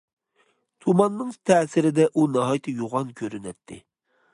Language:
Uyghur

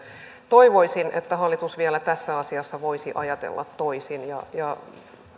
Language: Finnish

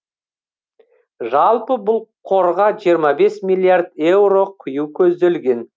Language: Kazakh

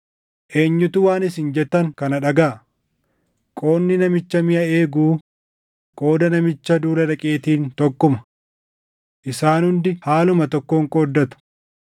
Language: Oromo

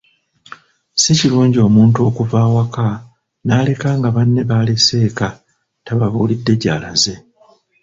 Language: Ganda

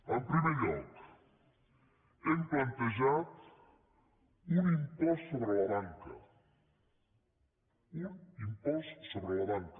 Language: Catalan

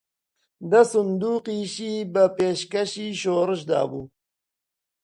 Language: Central Kurdish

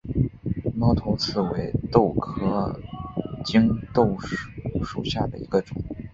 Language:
Chinese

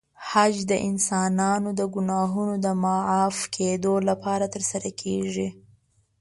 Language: Pashto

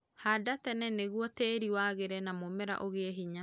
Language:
Kikuyu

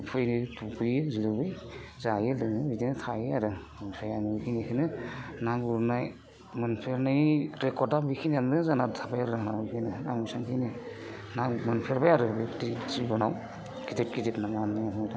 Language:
Bodo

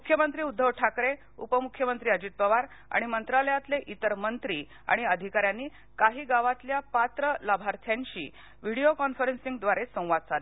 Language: Marathi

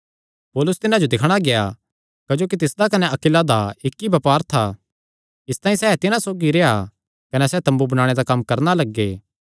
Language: Kangri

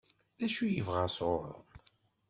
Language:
Kabyle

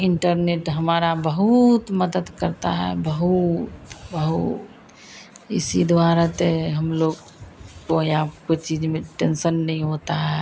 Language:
Hindi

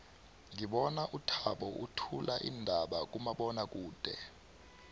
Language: South Ndebele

